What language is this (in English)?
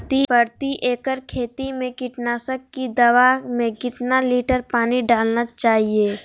Magahi